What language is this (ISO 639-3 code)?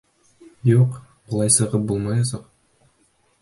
bak